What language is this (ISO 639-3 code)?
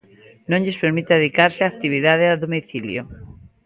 glg